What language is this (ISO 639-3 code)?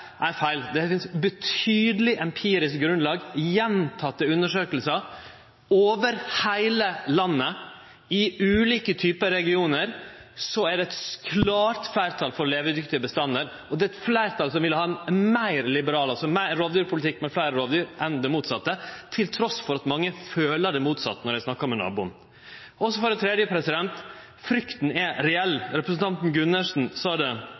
nno